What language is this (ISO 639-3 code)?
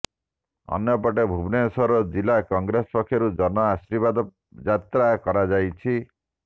ori